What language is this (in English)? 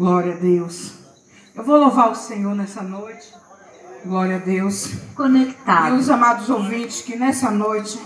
Portuguese